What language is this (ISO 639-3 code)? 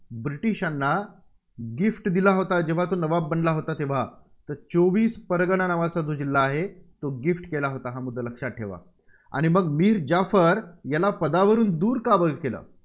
mar